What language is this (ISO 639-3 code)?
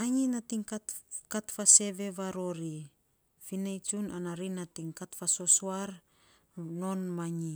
sps